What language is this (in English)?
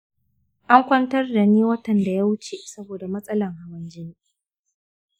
Hausa